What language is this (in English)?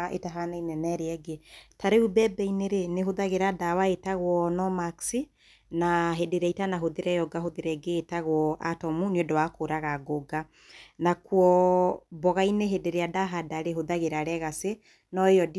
Kikuyu